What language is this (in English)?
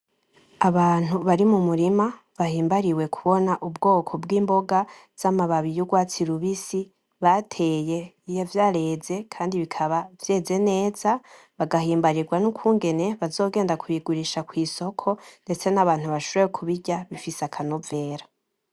Rundi